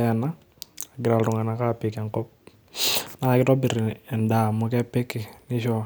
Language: Masai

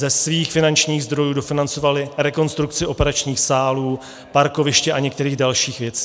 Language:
Czech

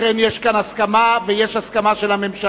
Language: Hebrew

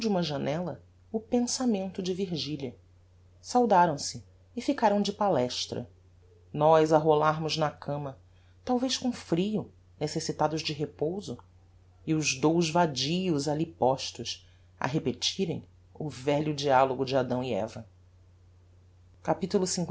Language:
Portuguese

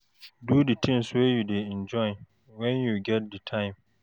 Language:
Nigerian Pidgin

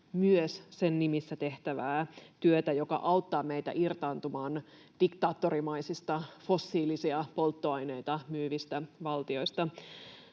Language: Finnish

